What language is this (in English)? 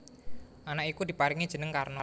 Javanese